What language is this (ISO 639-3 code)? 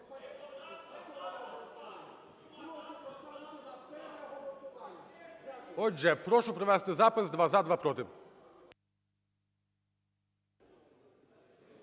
ukr